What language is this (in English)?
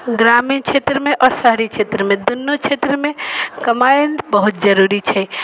Maithili